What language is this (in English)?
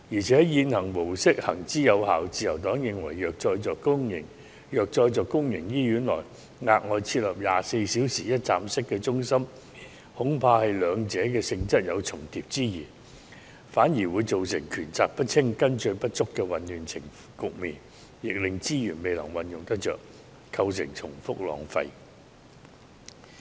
Cantonese